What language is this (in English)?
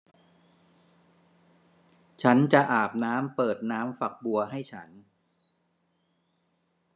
Thai